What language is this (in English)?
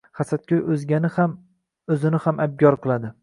Uzbek